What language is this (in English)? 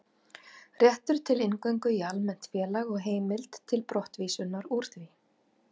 Icelandic